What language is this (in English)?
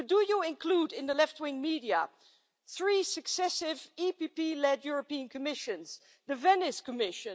English